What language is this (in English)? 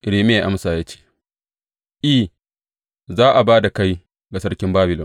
Hausa